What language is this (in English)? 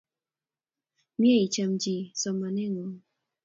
Kalenjin